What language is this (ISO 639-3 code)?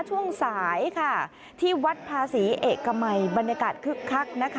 tha